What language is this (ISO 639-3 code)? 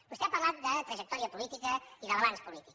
cat